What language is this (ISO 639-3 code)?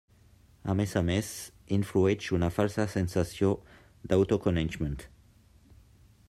cat